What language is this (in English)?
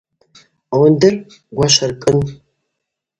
Abaza